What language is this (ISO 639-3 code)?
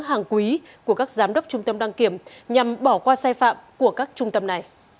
vie